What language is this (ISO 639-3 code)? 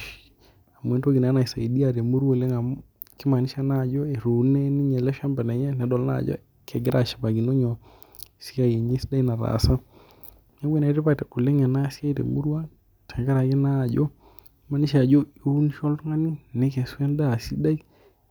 mas